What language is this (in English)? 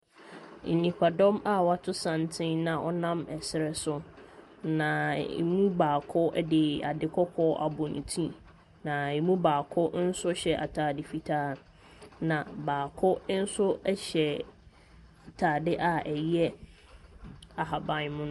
Akan